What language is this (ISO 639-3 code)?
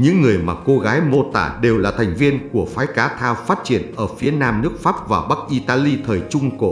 vie